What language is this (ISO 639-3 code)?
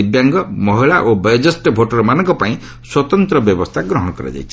ori